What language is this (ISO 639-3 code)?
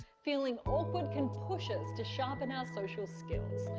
eng